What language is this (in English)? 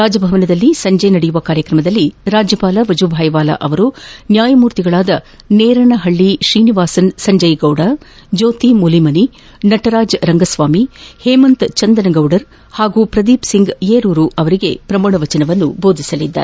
Kannada